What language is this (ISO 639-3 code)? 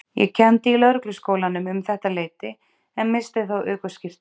isl